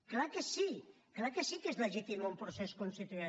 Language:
Catalan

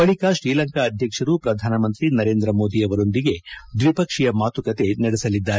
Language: Kannada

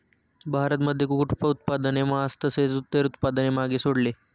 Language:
Marathi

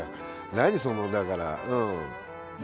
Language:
Japanese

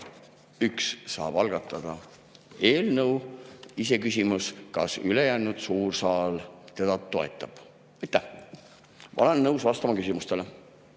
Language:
Estonian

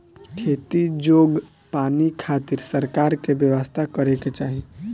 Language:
Bhojpuri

